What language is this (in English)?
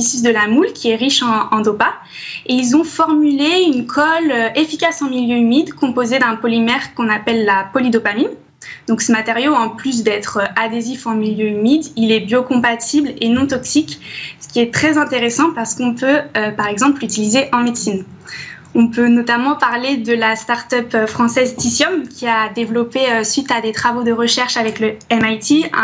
French